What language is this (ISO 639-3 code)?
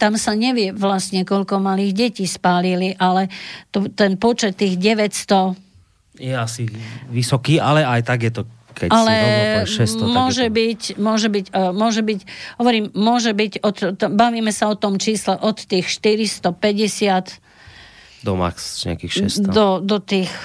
slk